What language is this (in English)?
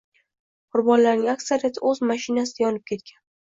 Uzbek